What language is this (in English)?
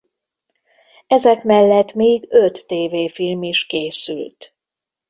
Hungarian